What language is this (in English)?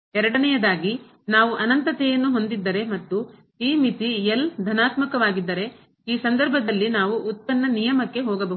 Kannada